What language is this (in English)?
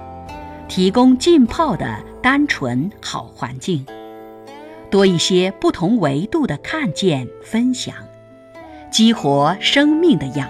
Chinese